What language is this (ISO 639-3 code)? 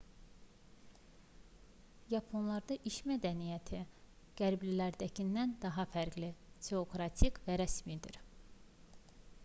aze